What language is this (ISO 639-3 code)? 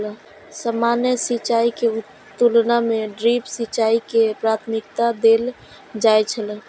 mai